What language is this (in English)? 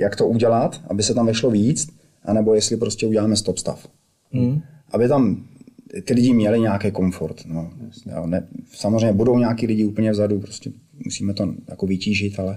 Czech